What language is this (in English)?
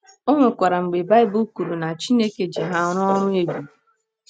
Igbo